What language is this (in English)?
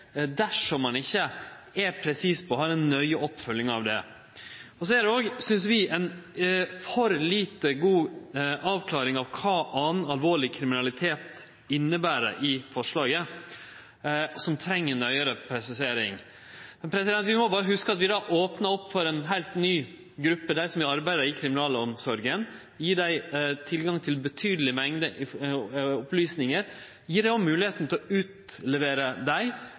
Norwegian Nynorsk